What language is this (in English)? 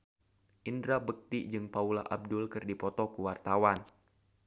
Sundanese